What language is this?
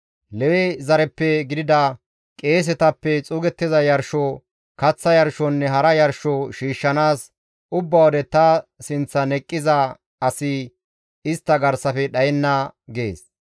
Gamo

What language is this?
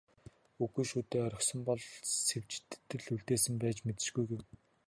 Mongolian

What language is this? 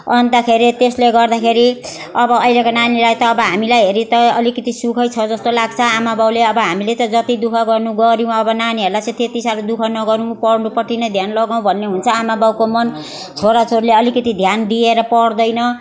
Nepali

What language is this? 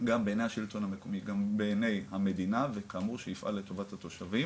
Hebrew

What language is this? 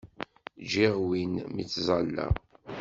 Kabyle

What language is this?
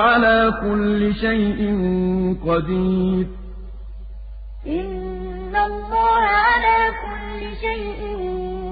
Arabic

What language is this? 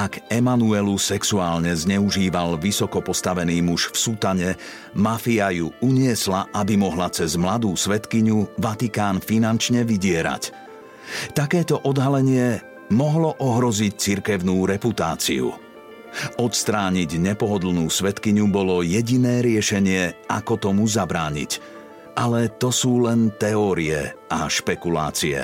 Slovak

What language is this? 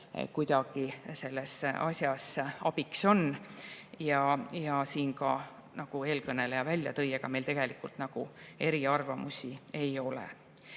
Estonian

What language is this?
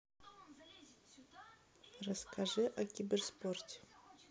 Russian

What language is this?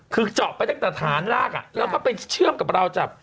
Thai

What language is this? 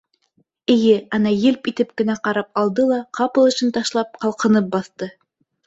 Bashkir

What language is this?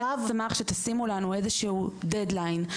Hebrew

